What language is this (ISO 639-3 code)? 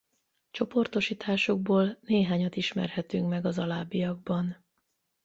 hun